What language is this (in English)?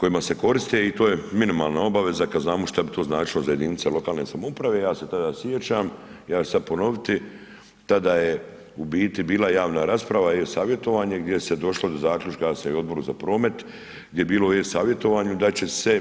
Croatian